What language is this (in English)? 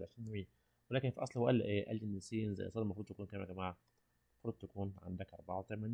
Arabic